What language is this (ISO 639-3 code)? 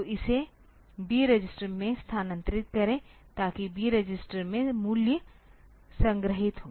hin